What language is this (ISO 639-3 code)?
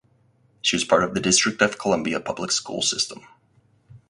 eng